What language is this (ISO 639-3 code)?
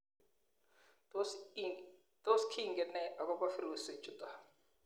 kln